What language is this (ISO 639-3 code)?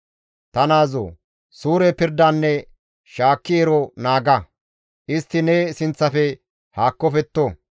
gmv